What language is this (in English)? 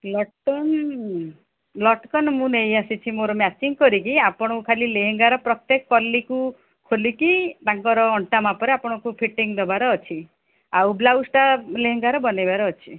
Odia